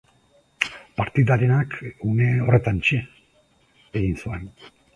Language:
Basque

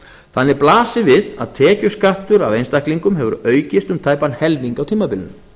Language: Icelandic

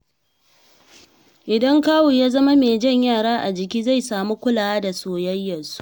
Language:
Hausa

